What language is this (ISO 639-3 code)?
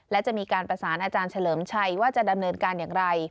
tha